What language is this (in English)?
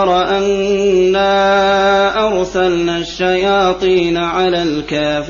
Arabic